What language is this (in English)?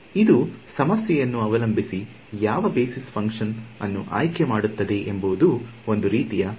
Kannada